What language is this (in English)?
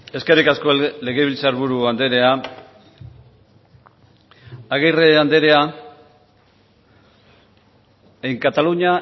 Basque